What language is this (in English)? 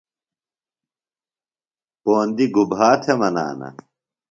Phalura